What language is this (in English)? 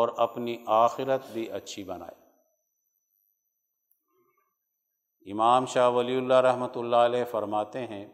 Urdu